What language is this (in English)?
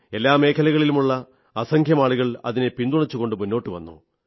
Malayalam